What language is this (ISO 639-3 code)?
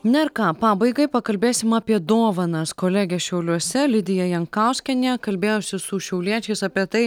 lit